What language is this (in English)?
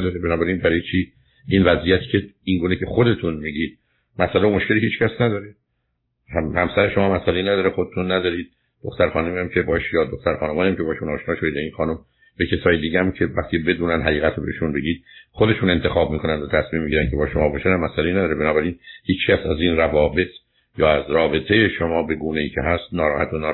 Persian